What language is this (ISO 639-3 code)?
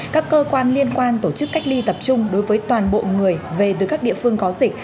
vie